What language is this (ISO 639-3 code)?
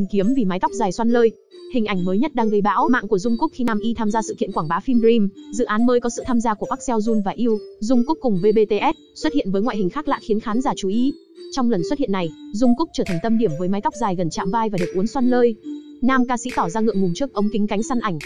vie